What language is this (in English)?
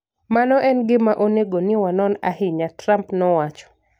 Luo (Kenya and Tanzania)